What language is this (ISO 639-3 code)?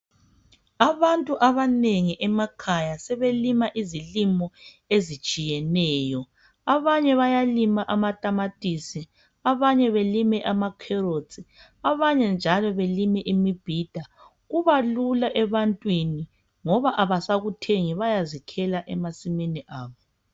nde